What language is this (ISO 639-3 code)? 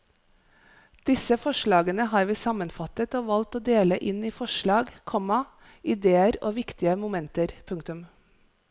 nor